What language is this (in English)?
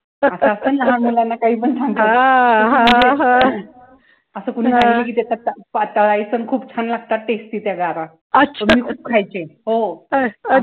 Marathi